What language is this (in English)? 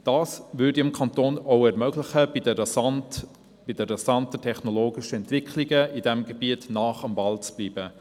Swiss German